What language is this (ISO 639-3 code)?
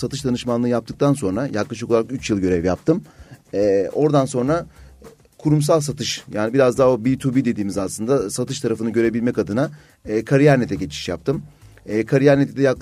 tur